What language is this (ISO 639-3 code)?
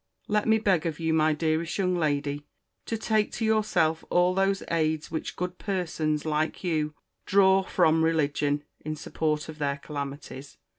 eng